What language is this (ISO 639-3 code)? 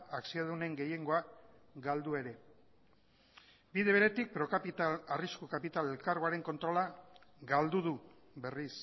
eus